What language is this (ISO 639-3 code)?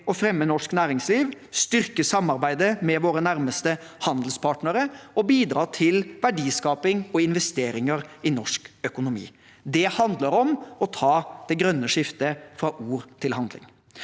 nor